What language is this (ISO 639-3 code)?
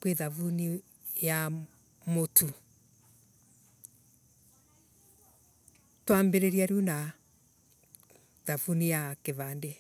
ebu